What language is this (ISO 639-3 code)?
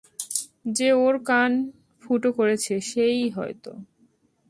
ben